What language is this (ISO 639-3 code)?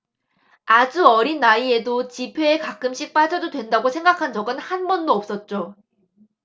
kor